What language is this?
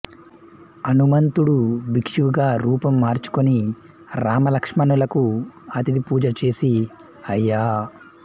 Telugu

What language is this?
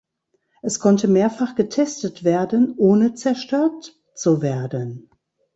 German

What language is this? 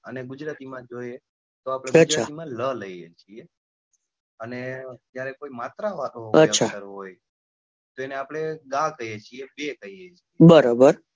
Gujarati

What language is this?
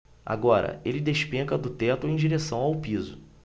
Portuguese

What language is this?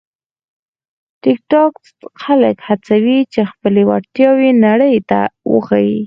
Pashto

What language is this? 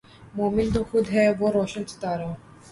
Urdu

